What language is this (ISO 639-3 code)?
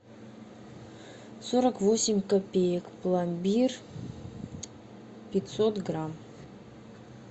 rus